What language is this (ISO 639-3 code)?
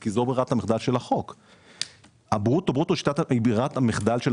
heb